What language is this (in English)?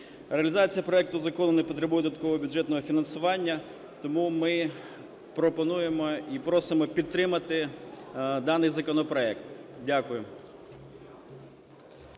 Ukrainian